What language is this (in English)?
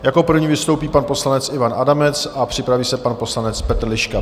Czech